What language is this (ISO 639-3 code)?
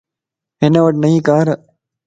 lss